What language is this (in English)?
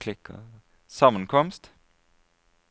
Norwegian